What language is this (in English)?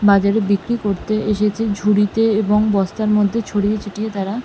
Bangla